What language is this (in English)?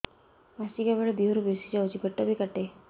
Odia